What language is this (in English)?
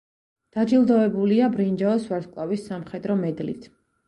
Georgian